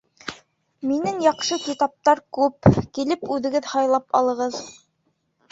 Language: Bashkir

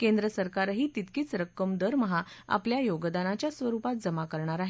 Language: Marathi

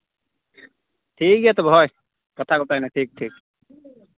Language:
Santali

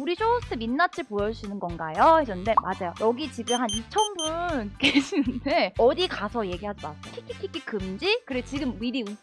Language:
Korean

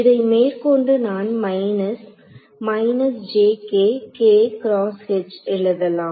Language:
Tamil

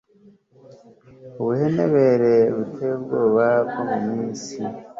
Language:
Kinyarwanda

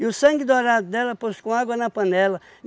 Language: Portuguese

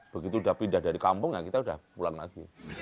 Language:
Indonesian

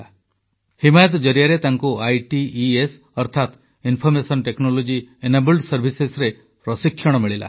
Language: Odia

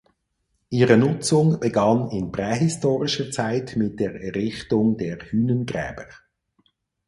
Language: German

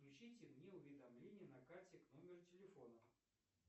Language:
Russian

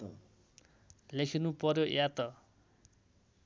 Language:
Nepali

